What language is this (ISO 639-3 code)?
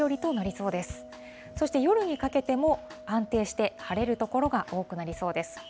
jpn